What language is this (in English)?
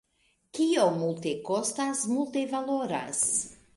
Esperanto